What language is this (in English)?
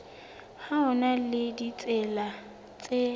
Southern Sotho